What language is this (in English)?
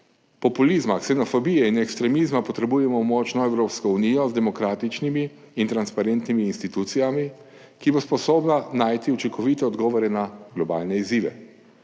Slovenian